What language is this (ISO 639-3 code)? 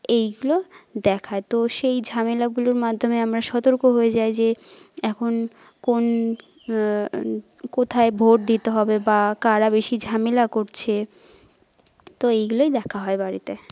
ben